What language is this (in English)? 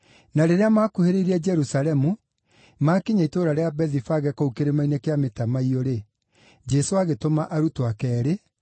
Kikuyu